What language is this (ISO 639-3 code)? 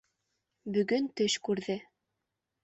bak